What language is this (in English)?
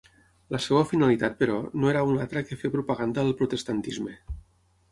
Catalan